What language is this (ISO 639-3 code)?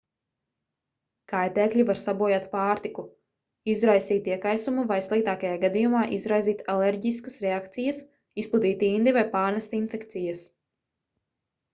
lav